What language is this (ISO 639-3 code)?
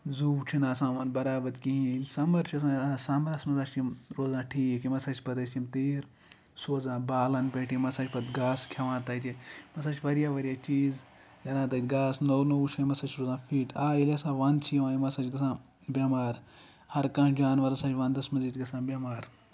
kas